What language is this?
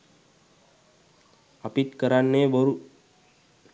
Sinhala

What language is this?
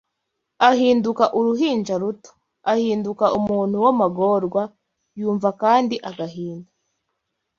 Kinyarwanda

